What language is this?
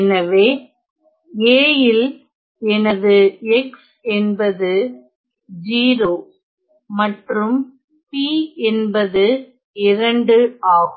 Tamil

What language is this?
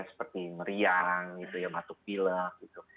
Indonesian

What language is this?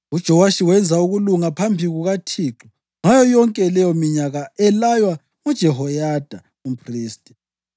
North Ndebele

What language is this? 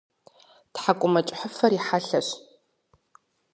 Kabardian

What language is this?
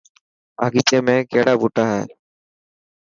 Dhatki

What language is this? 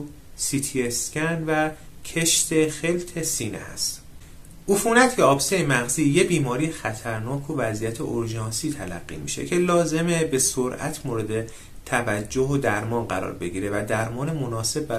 Persian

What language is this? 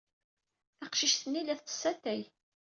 Kabyle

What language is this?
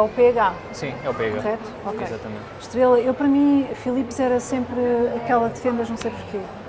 Portuguese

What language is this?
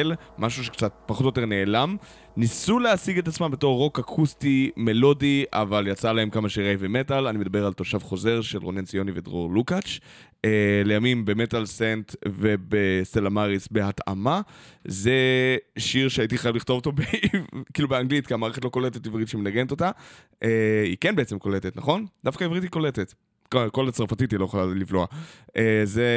Hebrew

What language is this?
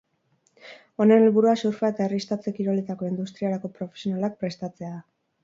Basque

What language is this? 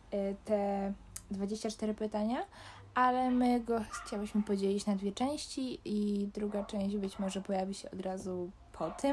Polish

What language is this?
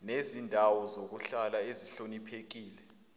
Zulu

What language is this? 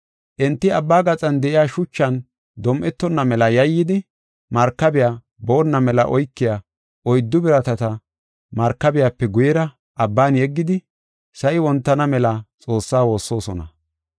Gofa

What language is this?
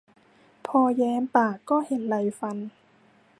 Thai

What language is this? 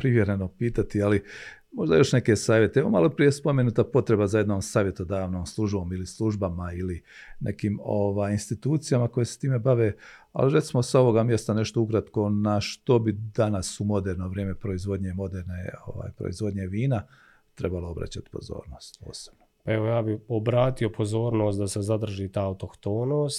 Croatian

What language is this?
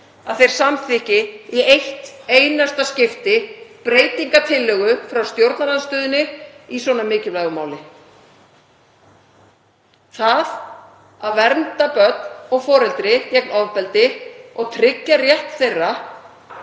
Icelandic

